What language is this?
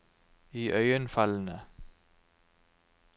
Norwegian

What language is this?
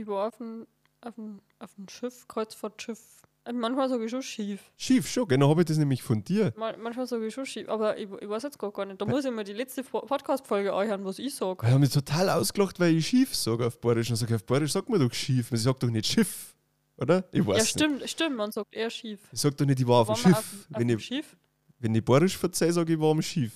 German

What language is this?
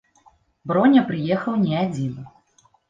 Belarusian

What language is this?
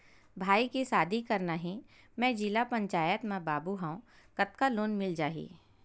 Chhattisgarhi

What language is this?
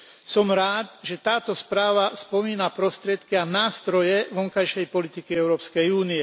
Slovak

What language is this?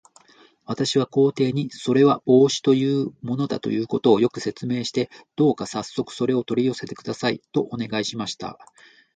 Japanese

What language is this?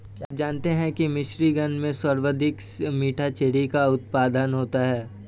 Hindi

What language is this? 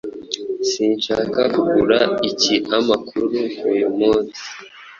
Kinyarwanda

